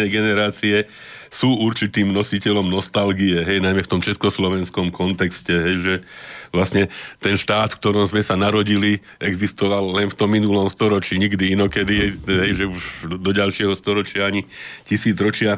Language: Slovak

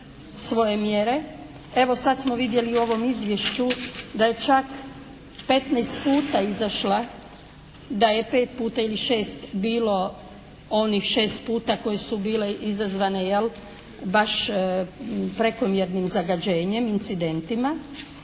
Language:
Croatian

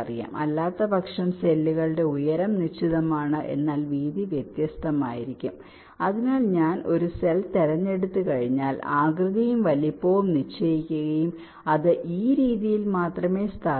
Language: Malayalam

